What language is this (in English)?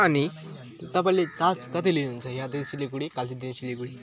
Nepali